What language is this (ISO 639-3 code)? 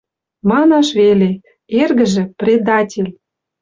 mrj